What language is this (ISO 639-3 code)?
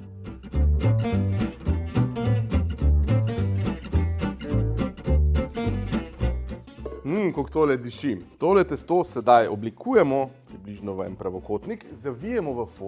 slv